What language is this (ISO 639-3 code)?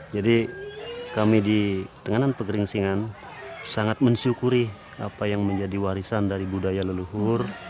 ind